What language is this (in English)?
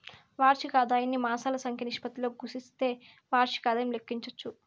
Telugu